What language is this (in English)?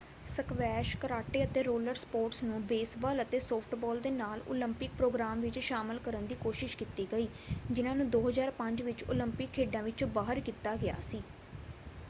Punjabi